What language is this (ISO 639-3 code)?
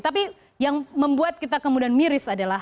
ind